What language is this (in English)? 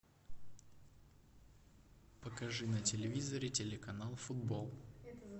Russian